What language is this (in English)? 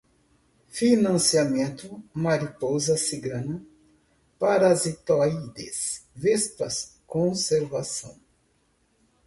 Portuguese